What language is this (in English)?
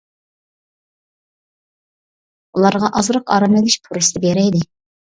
Uyghur